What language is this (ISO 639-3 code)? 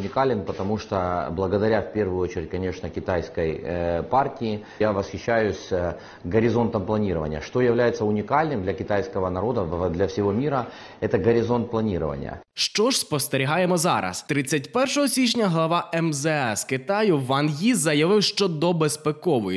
ukr